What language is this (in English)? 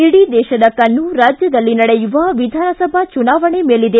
Kannada